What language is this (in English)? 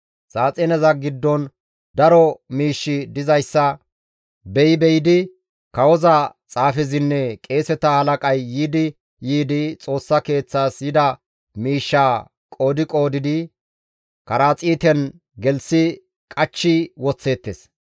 Gamo